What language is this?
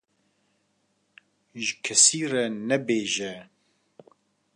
Kurdish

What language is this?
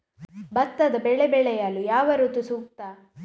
Kannada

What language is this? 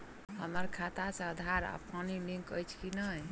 Maithili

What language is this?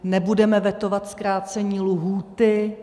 Czech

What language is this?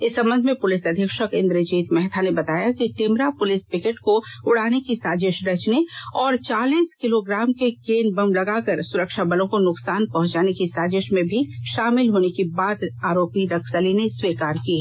Hindi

